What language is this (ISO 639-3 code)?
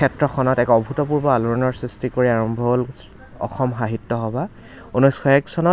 asm